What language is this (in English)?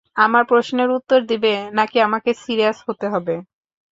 Bangla